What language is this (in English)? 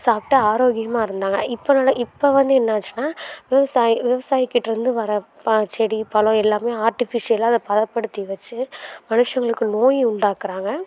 Tamil